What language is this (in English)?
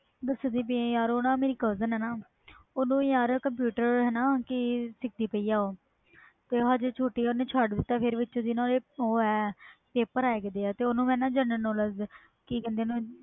Punjabi